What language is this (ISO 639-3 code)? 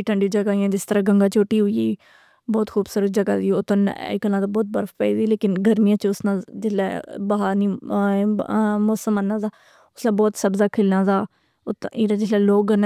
phr